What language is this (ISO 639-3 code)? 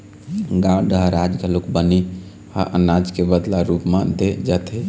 hne